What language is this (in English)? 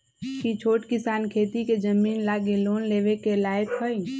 Magahi